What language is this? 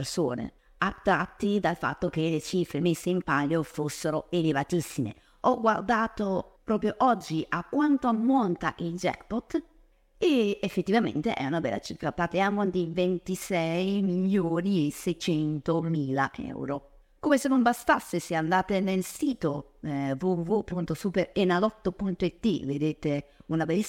Italian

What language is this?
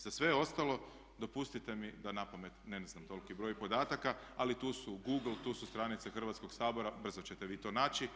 Croatian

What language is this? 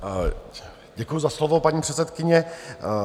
Czech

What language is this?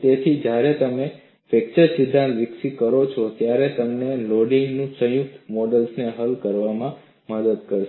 Gujarati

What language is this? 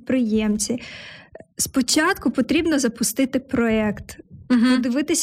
Ukrainian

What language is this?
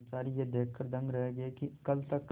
Hindi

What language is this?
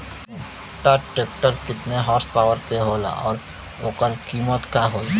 Bhojpuri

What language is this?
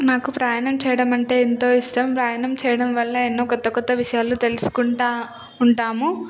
Telugu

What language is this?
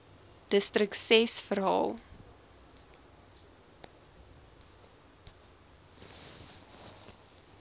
Afrikaans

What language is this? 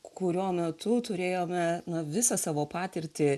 Lithuanian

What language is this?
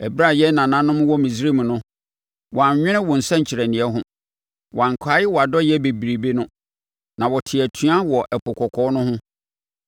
Akan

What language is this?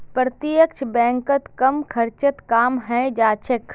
Magahi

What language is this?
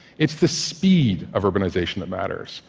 English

